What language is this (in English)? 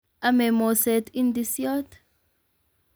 Kalenjin